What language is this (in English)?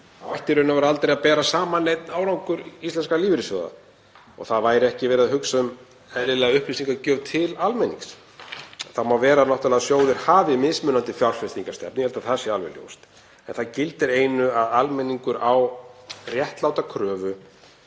Icelandic